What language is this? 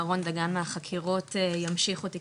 Hebrew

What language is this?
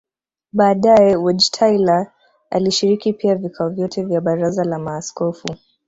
Swahili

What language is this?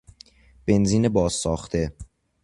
Persian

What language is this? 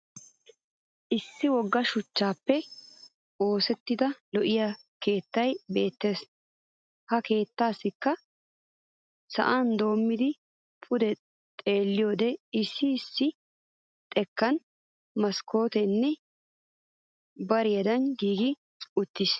Wolaytta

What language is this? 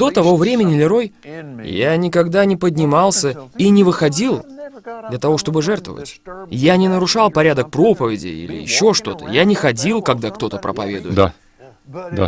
Russian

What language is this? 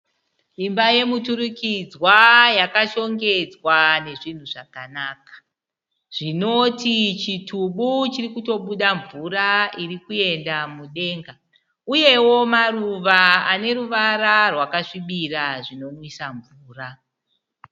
Shona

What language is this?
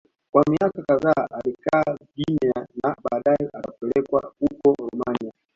Swahili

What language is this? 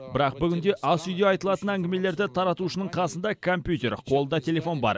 Kazakh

